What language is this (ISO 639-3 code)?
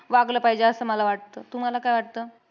mar